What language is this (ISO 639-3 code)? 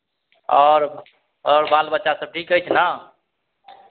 mai